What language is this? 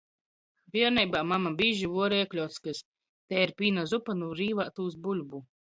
Latgalian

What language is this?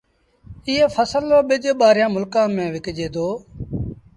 Sindhi Bhil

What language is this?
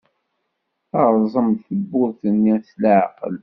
Kabyle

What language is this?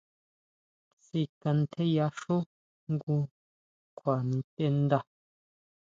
Huautla Mazatec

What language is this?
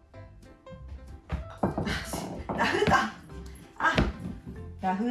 Japanese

